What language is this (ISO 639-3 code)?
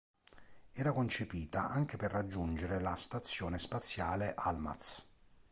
ita